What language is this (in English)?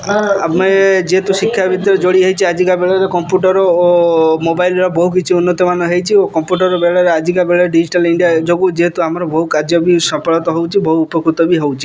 Odia